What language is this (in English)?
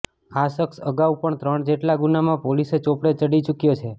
Gujarati